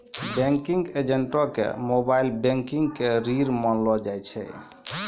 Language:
Maithili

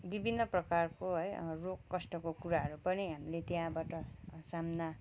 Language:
Nepali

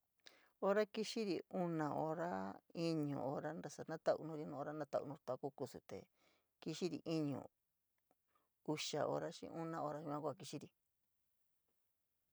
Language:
San Miguel El Grande Mixtec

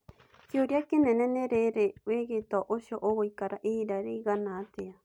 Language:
Kikuyu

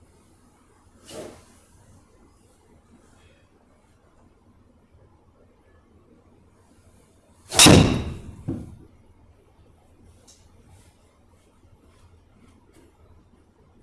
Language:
Korean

